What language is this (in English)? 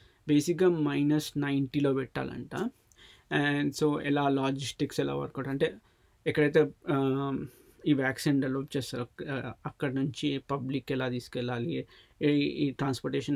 Telugu